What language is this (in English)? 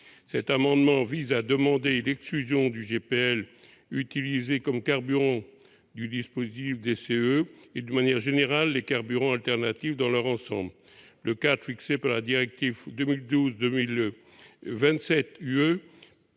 French